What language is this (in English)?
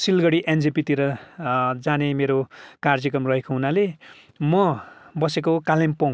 Nepali